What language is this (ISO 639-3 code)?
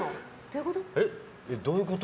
jpn